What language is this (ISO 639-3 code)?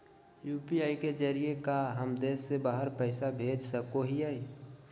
mag